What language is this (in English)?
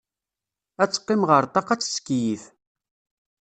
Kabyle